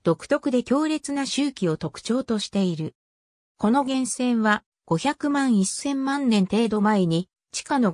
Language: Japanese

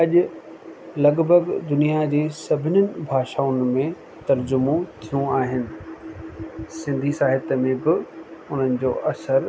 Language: Sindhi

